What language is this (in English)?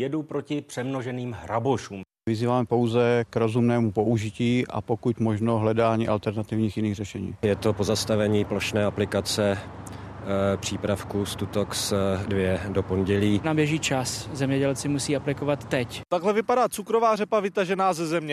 Czech